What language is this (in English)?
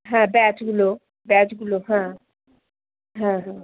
Bangla